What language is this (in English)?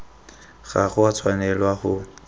Tswana